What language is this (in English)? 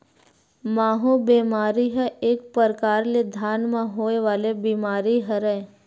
Chhattisgarhi